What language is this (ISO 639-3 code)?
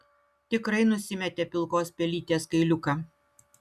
lit